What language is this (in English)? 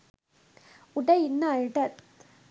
Sinhala